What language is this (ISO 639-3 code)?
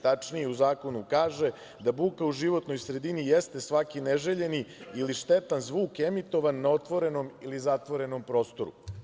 srp